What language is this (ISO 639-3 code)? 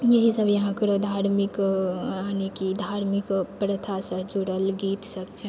mai